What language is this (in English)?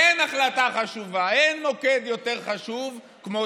Hebrew